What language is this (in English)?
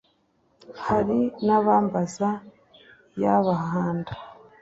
Kinyarwanda